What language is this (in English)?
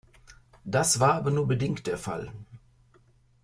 German